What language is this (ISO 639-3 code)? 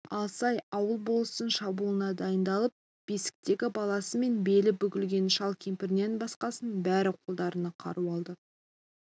kaz